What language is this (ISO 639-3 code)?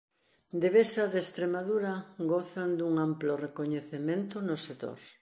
glg